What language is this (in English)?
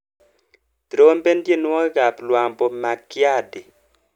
Kalenjin